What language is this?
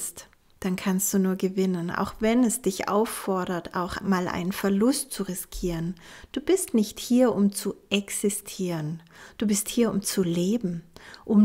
German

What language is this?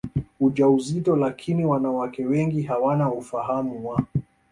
Swahili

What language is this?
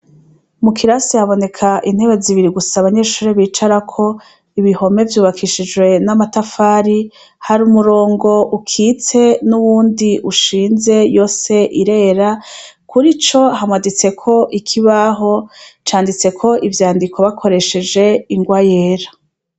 Rundi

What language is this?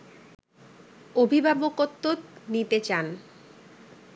Bangla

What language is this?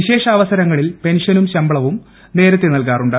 Malayalam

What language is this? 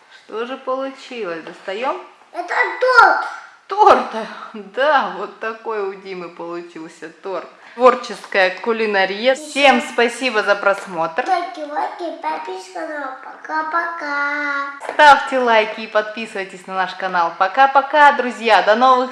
Russian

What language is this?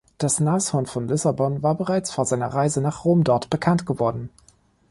German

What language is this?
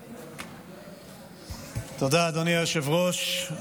Hebrew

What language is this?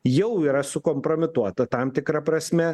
Lithuanian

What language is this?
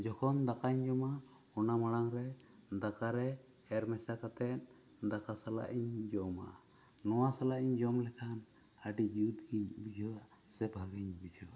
Santali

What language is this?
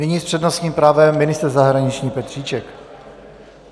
Czech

